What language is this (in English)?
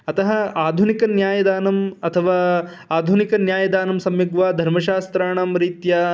Sanskrit